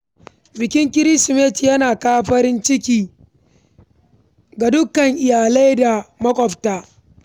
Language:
Hausa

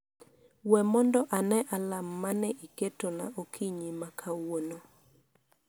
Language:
Luo (Kenya and Tanzania)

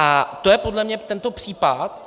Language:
Czech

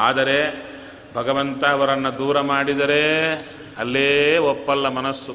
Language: Kannada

